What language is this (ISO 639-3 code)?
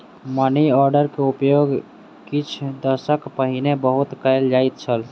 mai